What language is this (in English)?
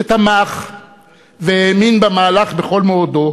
Hebrew